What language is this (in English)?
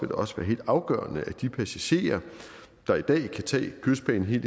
Danish